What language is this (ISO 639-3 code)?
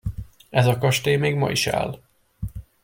hun